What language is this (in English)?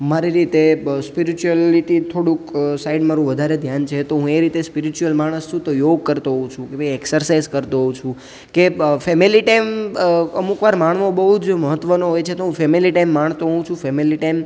Gujarati